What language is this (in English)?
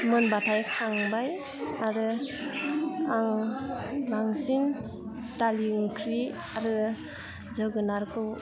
Bodo